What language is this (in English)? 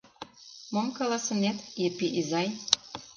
Mari